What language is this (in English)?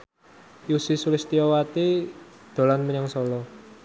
Javanese